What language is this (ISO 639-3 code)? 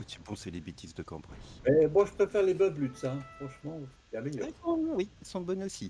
fra